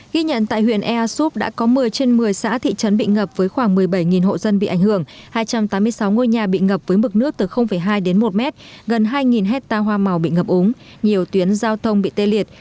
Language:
Vietnamese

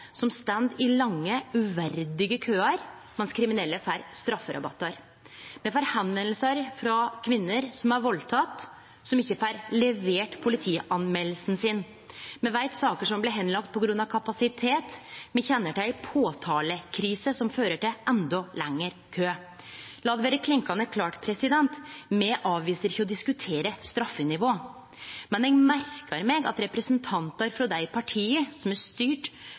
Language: Norwegian Nynorsk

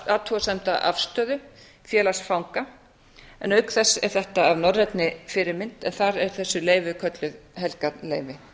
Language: Icelandic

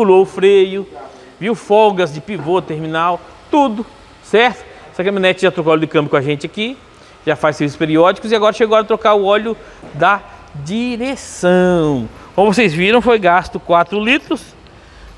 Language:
Portuguese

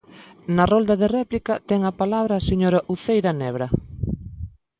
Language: Galician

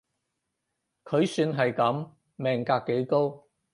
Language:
Cantonese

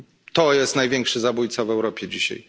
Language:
Polish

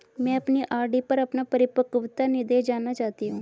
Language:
Hindi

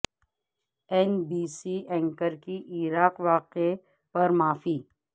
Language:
Urdu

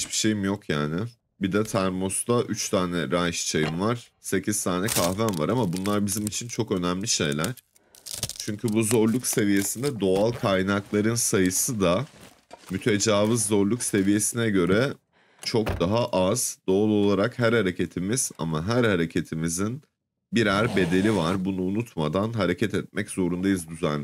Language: Turkish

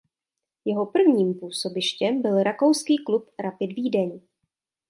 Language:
Czech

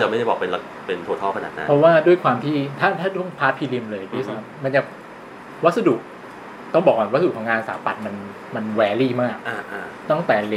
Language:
Thai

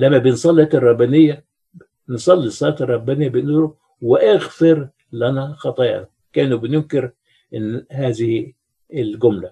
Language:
Arabic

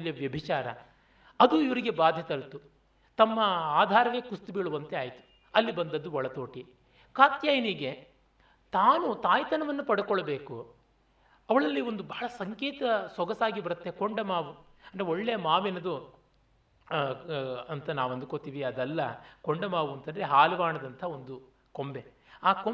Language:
Kannada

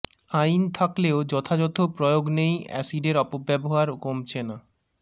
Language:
Bangla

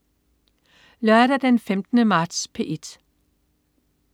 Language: Danish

